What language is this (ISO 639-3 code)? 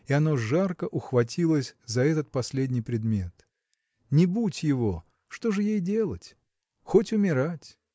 rus